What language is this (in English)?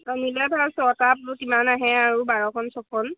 Assamese